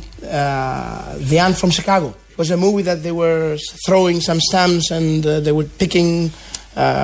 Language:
Greek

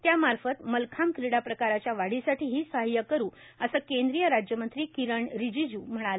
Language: Marathi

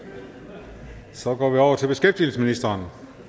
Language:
Danish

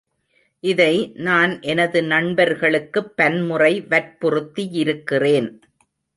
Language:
Tamil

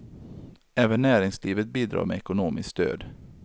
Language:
Swedish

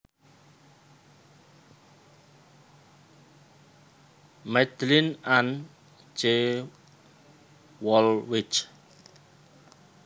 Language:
Javanese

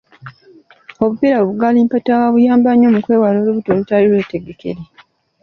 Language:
Ganda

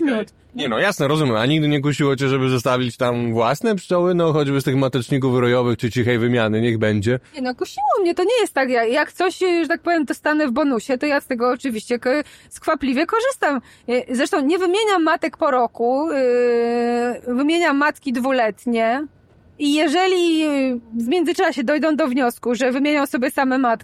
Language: Polish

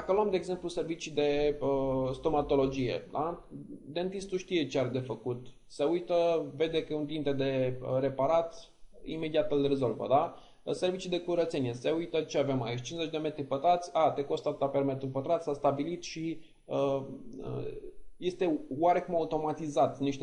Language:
Romanian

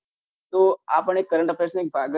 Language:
Gujarati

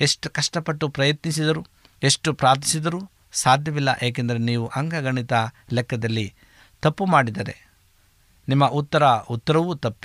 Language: Kannada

